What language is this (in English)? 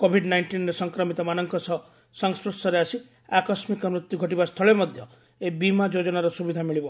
Odia